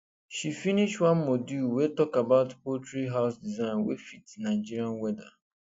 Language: Nigerian Pidgin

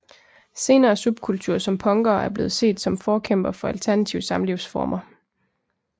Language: Danish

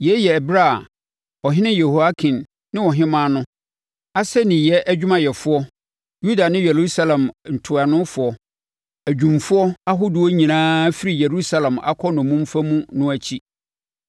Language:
Akan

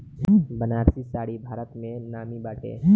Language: Bhojpuri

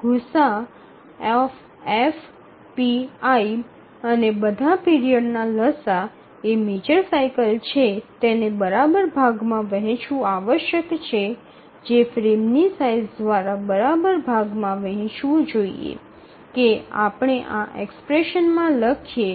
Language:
Gujarati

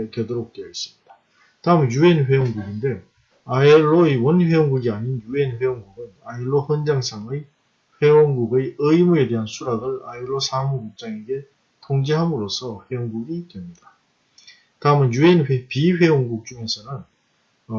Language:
Korean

